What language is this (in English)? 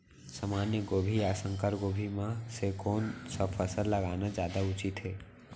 Chhattisgarhi